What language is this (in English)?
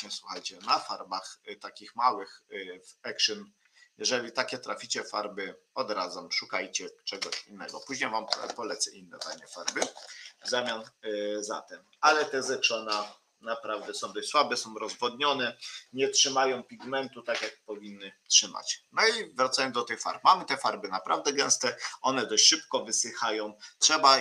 Polish